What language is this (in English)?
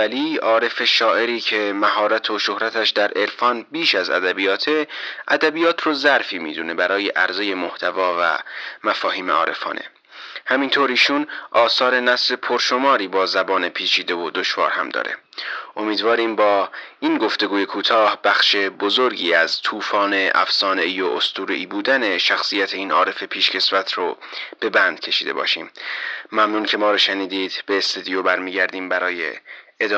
Persian